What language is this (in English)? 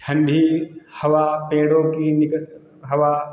Hindi